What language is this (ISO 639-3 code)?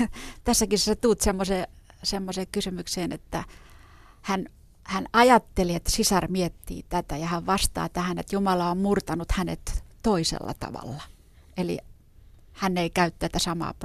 fin